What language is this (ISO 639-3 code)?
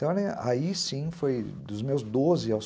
por